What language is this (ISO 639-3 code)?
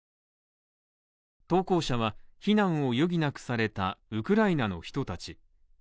jpn